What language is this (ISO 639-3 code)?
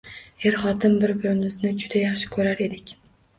uzb